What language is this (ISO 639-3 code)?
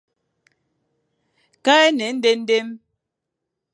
fan